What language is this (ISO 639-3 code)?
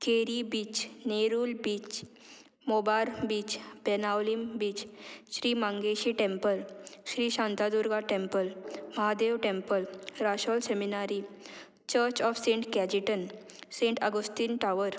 kok